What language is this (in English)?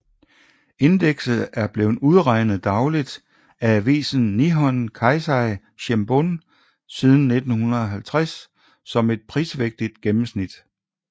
Danish